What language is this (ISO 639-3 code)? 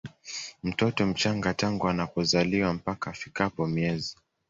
swa